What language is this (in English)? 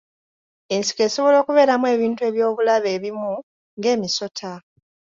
Ganda